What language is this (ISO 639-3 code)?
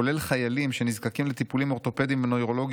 heb